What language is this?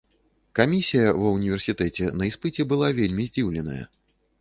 Belarusian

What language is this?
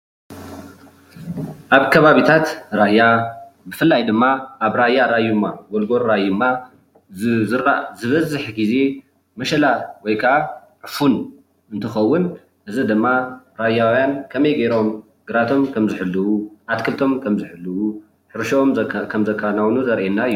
Tigrinya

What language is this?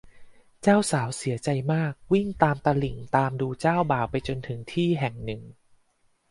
Thai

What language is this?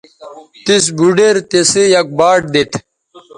Bateri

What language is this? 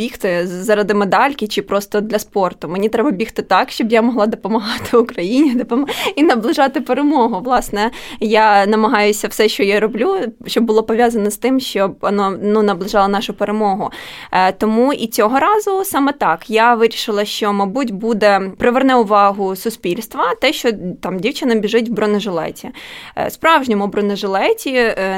Ukrainian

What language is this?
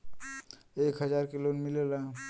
Bhojpuri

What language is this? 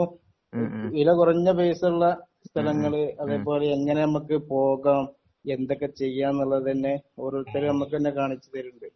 Malayalam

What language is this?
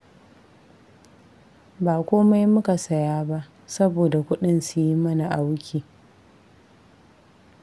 Hausa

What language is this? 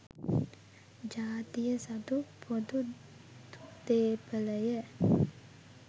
Sinhala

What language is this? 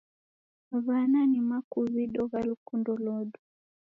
Taita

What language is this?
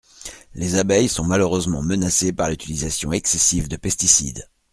French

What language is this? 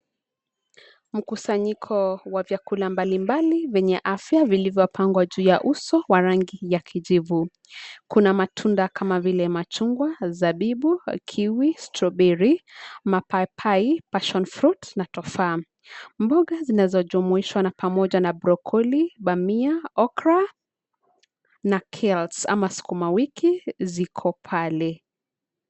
Swahili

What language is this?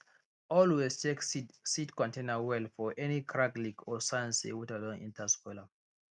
Nigerian Pidgin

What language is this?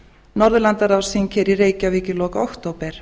Icelandic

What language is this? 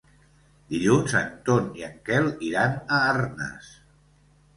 Catalan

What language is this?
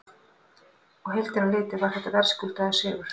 Icelandic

